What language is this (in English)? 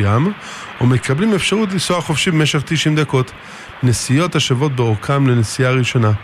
Hebrew